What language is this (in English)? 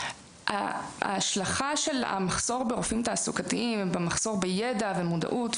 Hebrew